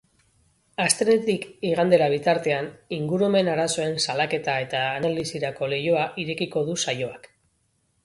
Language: Basque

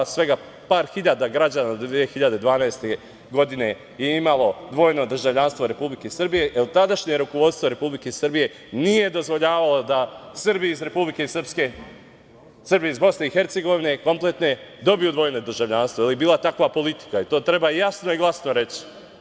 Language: Serbian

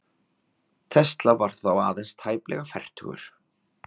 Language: Icelandic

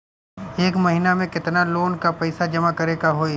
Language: Bhojpuri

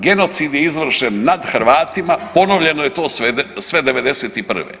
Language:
Croatian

